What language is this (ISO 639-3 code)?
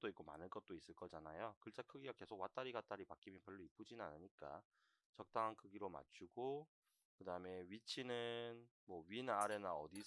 kor